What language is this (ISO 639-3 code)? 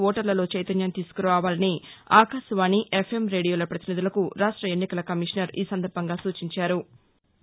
tel